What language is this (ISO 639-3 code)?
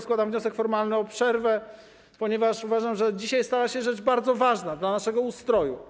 pol